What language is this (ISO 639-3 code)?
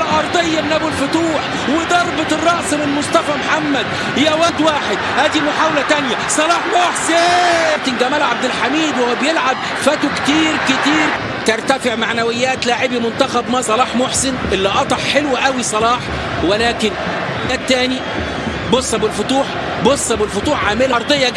ara